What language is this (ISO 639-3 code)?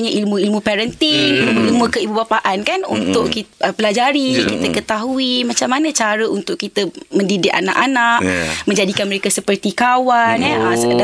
msa